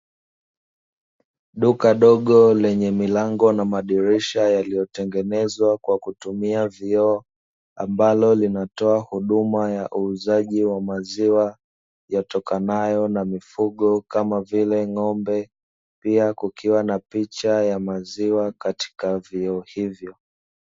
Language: Swahili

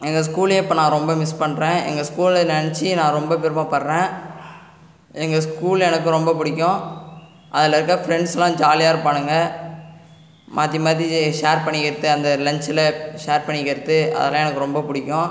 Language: Tamil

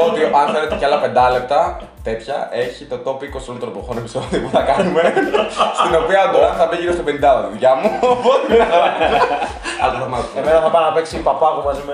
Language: Greek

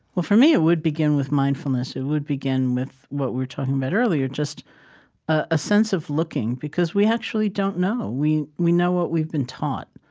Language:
English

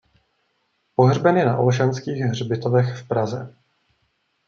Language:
Czech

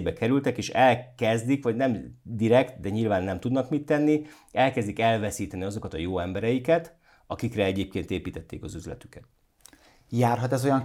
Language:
Hungarian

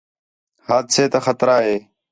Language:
Khetrani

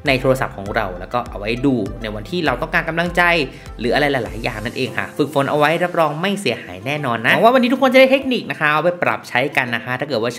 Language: Thai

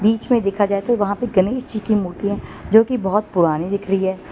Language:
Hindi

